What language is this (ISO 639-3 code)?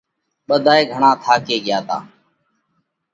kvx